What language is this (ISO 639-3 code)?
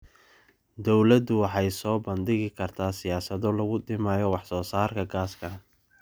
som